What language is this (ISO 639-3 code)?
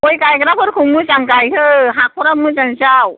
brx